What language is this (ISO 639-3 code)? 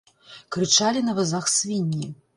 bel